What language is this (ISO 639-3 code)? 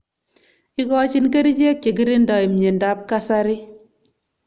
kln